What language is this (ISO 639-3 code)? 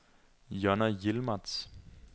dan